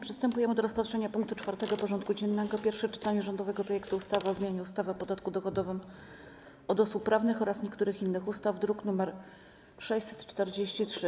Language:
Polish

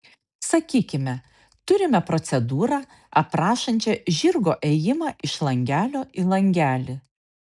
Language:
Lithuanian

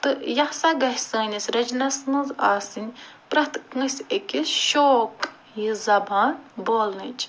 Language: Kashmiri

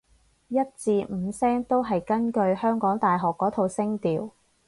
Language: Cantonese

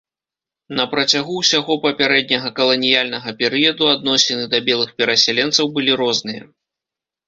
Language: Belarusian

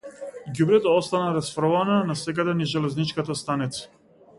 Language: Macedonian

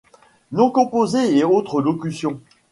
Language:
French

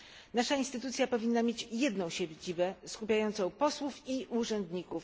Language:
Polish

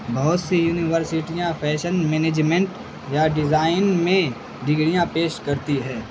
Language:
Urdu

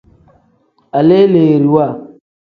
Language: Tem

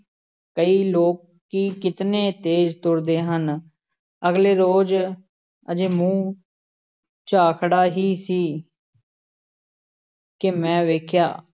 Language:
Punjabi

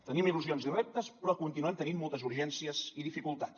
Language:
Catalan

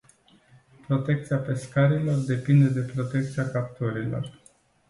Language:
Romanian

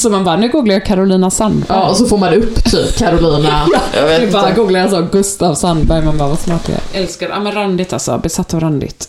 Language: Swedish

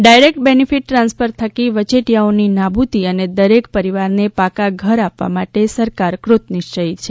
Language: Gujarati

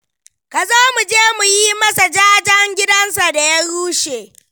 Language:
Hausa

